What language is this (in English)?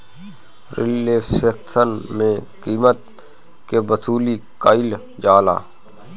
Bhojpuri